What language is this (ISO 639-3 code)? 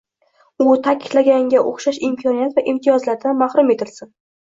uzb